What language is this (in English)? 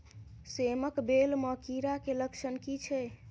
Maithili